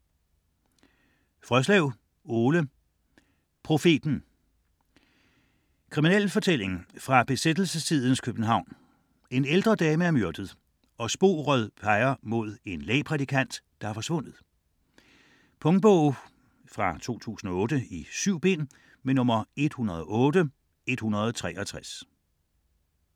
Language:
Danish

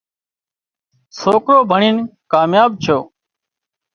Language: Wadiyara Koli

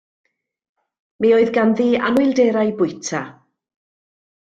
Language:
Welsh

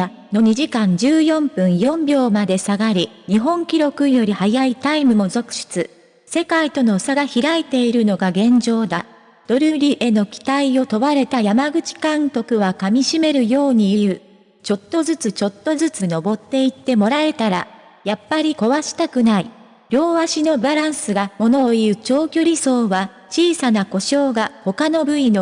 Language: Japanese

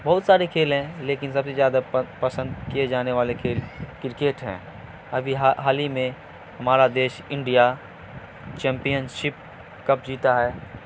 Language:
Urdu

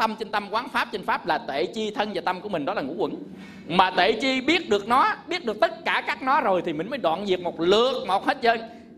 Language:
Vietnamese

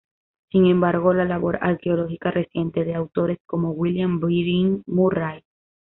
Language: Spanish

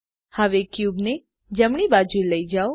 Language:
Gujarati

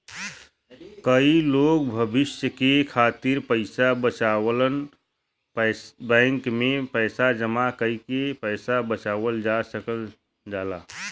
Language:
Bhojpuri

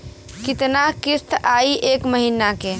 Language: Bhojpuri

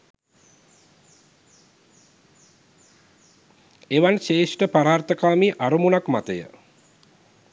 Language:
Sinhala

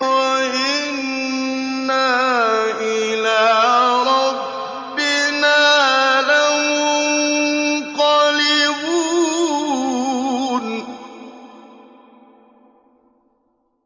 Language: Arabic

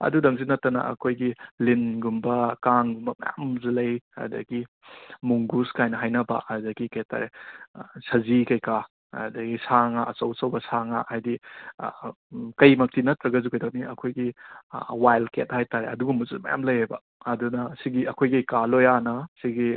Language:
Manipuri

